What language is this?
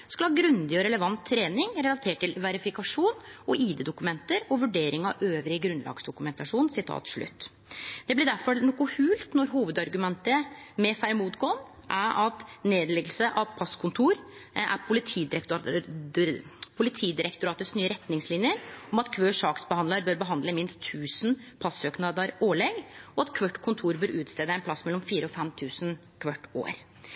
Norwegian Nynorsk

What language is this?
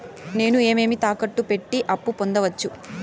Telugu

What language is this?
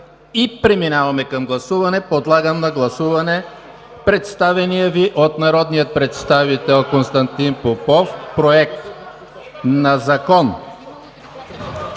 Bulgarian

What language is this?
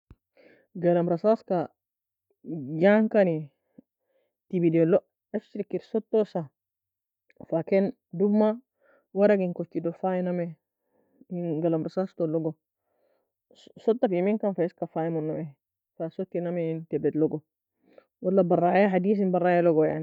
Nobiin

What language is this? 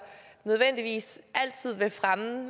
Danish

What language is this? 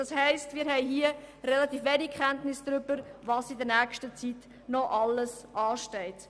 Swiss German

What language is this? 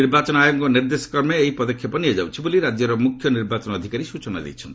Odia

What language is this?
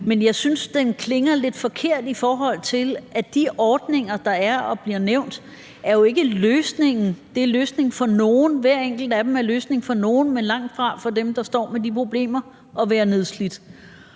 Danish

